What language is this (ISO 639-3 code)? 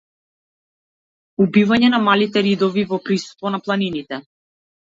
mkd